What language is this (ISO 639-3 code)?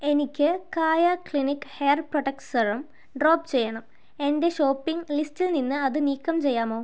mal